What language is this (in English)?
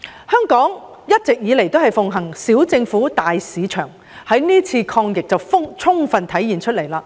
Cantonese